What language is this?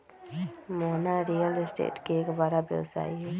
Magahi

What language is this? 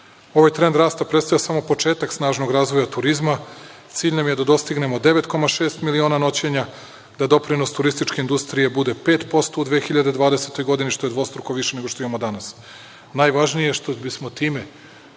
Serbian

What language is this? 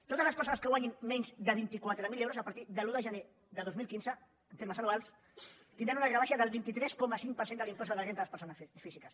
Catalan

